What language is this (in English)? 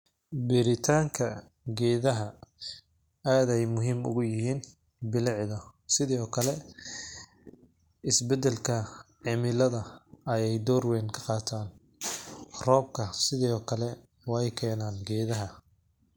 Somali